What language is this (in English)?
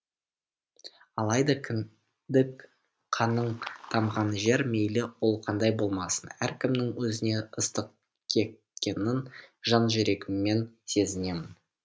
Kazakh